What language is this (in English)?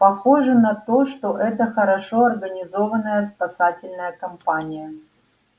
Russian